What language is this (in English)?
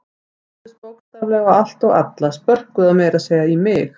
Icelandic